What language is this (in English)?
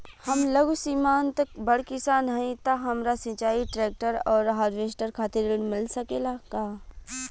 Bhojpuri